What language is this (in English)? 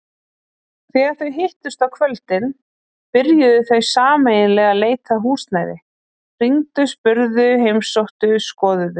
Icelandic